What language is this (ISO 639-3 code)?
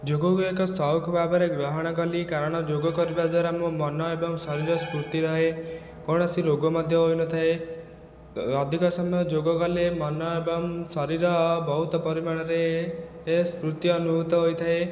ori